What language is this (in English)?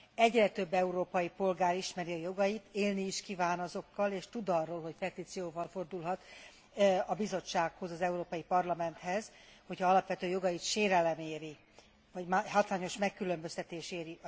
Hungarian